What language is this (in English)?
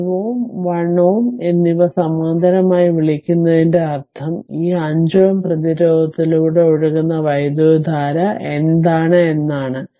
Malayalam